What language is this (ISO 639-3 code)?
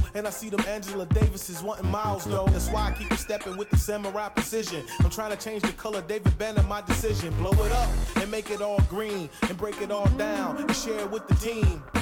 pol